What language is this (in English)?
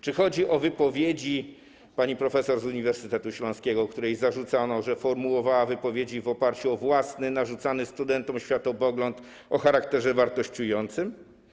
Polish